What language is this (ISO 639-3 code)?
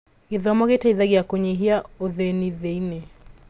kik